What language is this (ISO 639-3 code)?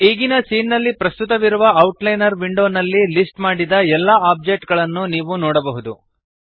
kan